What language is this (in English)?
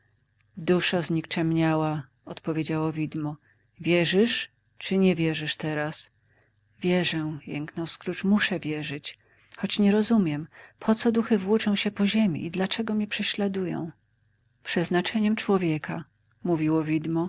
Polish